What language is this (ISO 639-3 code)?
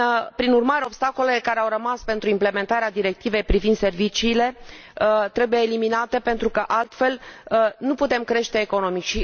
ron